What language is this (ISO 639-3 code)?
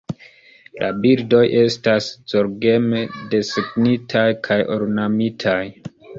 epo